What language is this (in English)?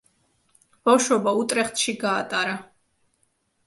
Georgian